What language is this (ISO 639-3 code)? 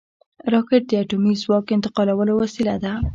pus